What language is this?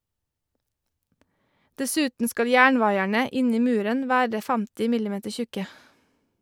Norwegian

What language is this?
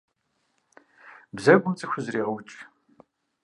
Kabardian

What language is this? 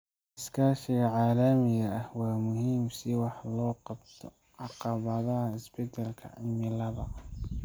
Somali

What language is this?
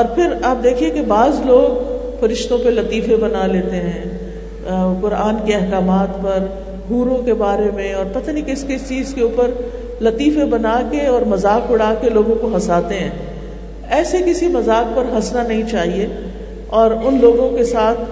Urdu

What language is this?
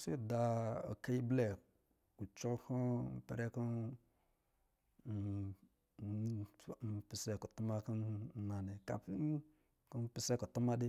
Lijili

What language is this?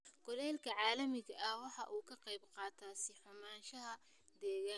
Somali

